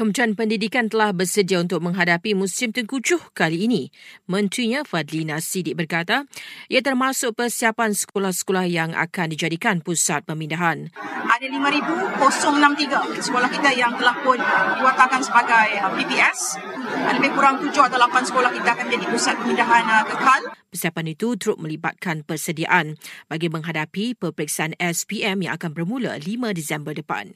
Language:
Malay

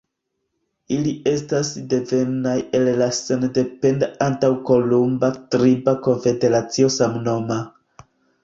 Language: Esperanto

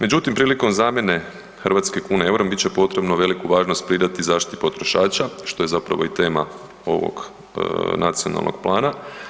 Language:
Croatian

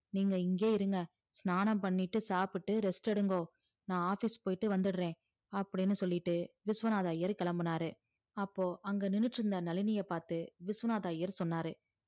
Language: Tamil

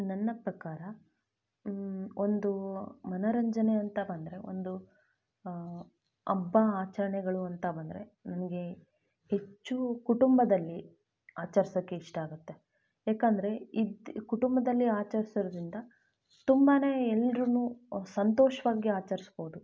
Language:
Kannada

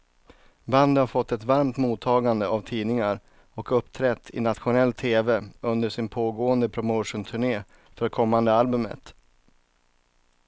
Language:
Swedish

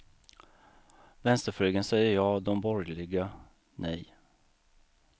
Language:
Swedish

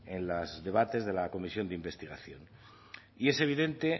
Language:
Spanish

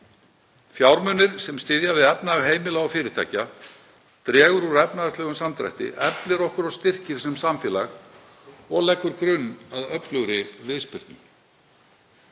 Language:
Icelandic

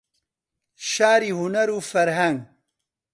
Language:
Central Kurdish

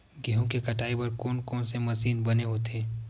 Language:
Chhattisgarhi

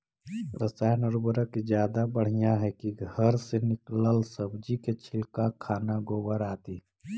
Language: Magahi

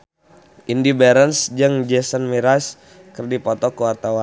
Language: Sundanese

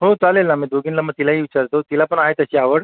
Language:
Marathi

